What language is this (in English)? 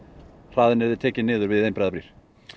Icelandic